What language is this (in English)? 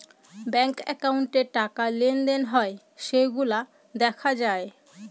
Bangla